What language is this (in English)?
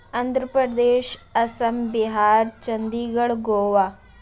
Urdu